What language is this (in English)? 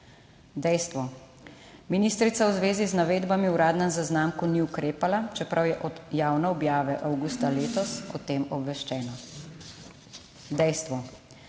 Slovenian